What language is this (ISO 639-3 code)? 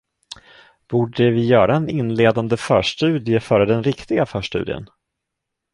swe